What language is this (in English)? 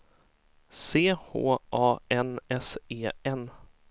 Swedish